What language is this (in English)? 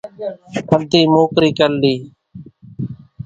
Kachi Koli